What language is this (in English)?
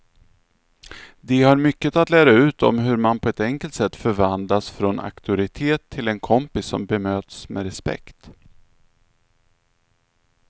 Swedish